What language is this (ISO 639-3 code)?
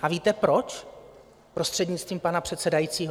ces